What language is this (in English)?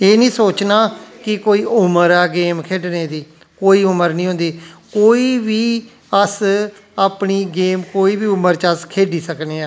Dogri